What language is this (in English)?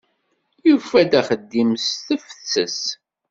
Kabyle